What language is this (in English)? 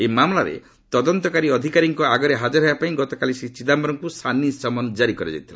Odia